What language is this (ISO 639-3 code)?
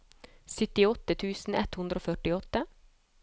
nor